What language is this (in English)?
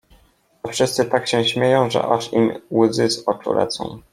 Polish